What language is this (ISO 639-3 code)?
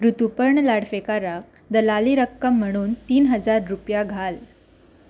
kok